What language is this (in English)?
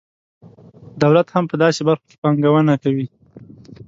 Pashto